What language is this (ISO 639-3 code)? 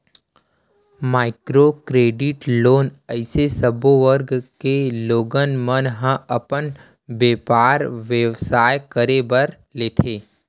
hne